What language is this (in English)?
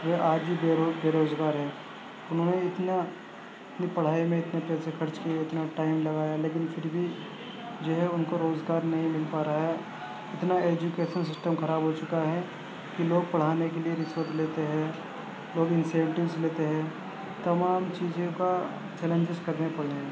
Urdu